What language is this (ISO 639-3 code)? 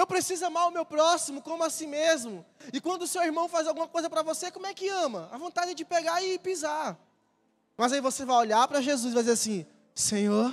por